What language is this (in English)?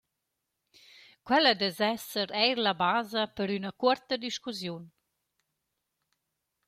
Romansh